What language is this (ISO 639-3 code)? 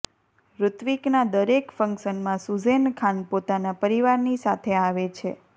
guj